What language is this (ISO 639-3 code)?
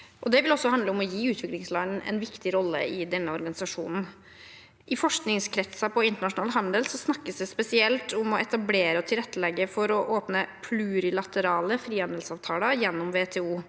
nor